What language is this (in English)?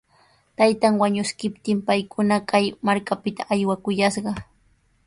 Sihuas Ancash Quechua